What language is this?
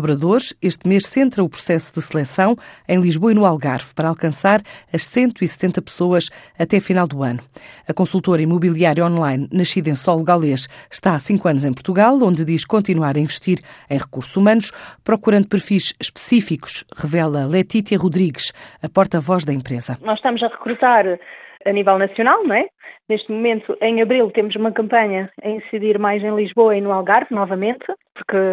Portuguese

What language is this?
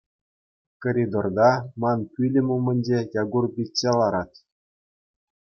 Chuvash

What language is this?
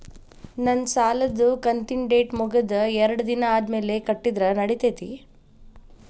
Kannada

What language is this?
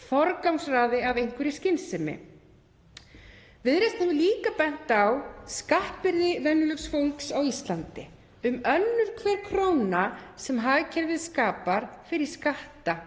Icelandic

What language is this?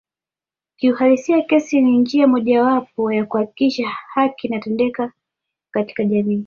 Swahili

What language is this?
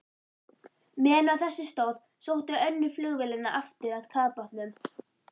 Icelandic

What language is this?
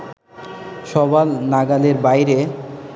Bangla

